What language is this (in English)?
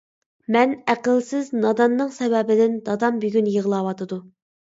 Uyghur